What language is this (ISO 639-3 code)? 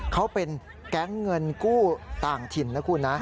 tha